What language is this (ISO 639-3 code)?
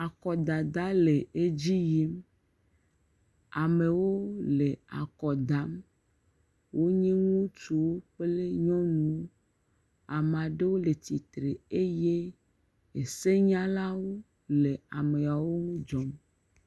ewe